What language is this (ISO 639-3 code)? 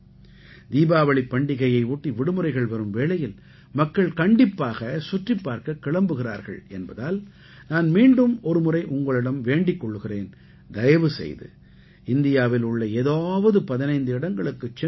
tam